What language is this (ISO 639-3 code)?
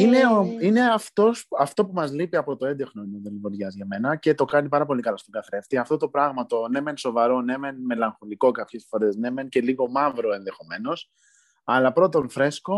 ell